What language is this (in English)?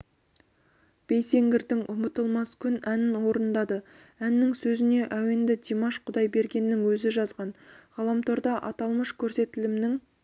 Kazakh